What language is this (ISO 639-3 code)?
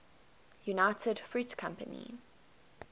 eng